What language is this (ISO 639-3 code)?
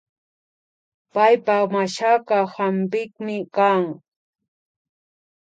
qvi